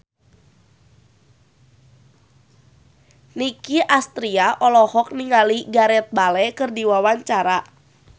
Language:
Sundanese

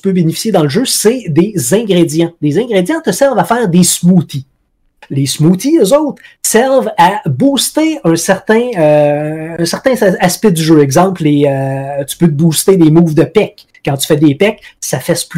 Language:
French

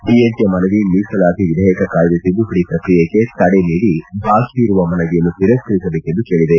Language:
Kannada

